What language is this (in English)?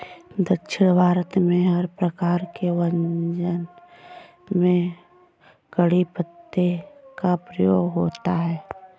Hindi